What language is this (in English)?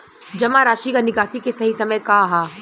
Bhojpuri